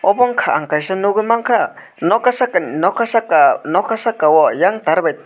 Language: Kok Borok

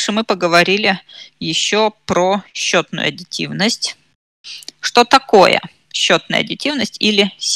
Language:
Russian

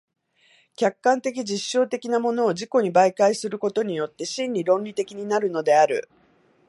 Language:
Japanese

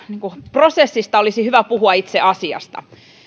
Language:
Finnish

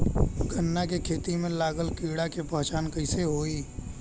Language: Bhojpuri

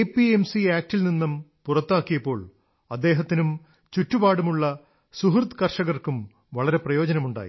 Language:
Malayalam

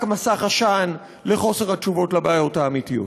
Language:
Hebrew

